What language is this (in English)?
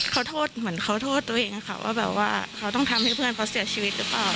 Thai